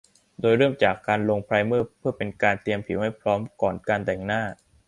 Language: Thai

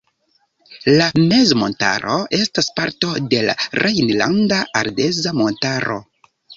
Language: Esperanto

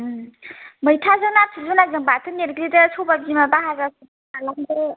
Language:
Bodo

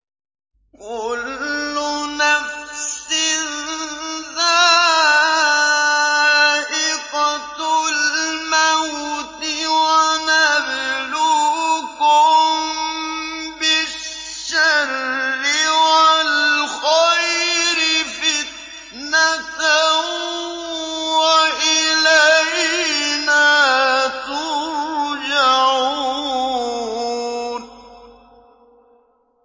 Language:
Arabic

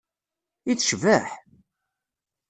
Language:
Kabyle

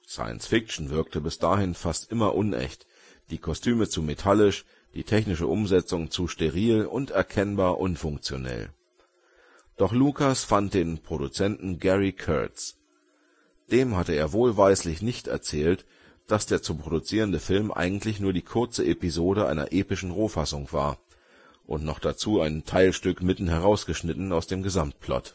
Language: German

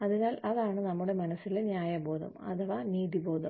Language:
Malayalam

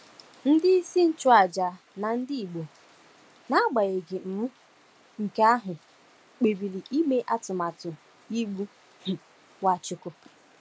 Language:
Igbo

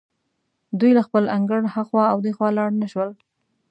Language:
Pashto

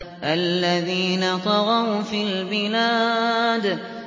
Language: Arabic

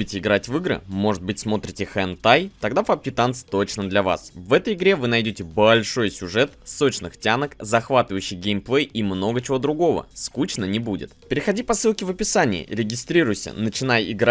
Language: Russian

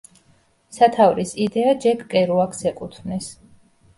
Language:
Georgian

